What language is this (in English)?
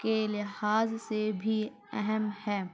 Urdu